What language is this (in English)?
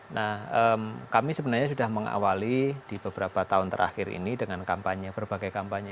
Indonesian